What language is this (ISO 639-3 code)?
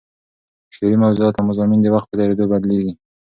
pus